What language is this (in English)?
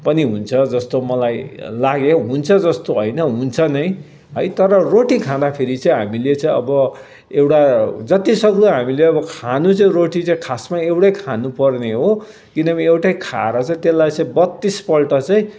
Nepali